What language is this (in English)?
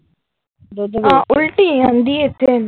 Punjabi